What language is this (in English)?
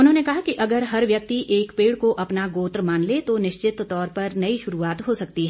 Hindi